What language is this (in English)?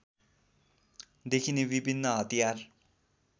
Nepali